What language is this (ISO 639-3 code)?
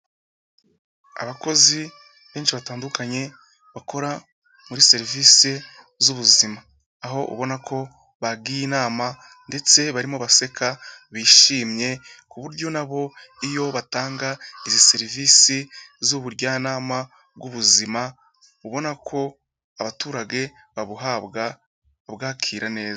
kin